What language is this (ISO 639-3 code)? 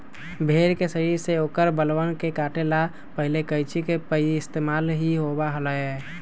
mag